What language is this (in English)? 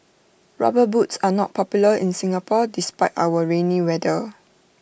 English